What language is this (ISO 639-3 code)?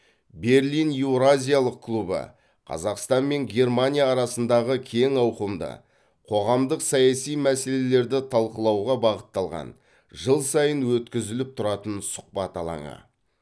kaz